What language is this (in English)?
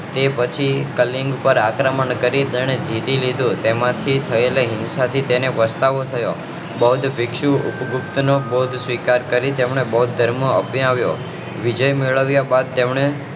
Gujarati